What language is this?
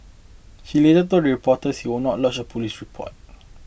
English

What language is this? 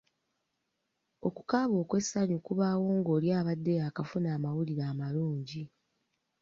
Ganda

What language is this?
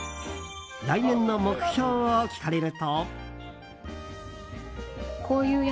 Japanese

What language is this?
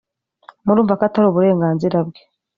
Kinyarwanda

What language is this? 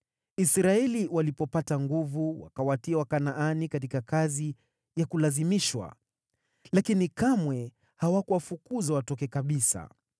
Swahili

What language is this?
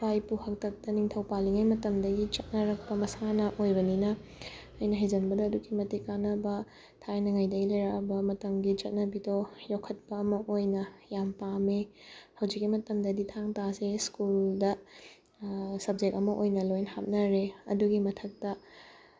Manipuri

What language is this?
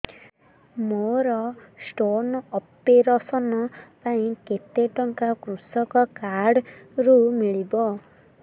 Odia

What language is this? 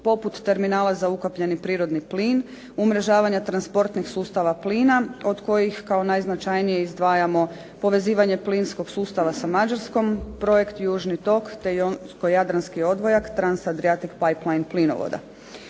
Croatian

